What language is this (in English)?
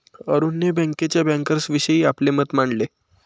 Marathi